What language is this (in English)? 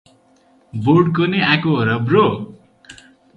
Nepali